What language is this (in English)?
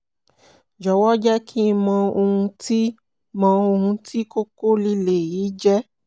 Yoruba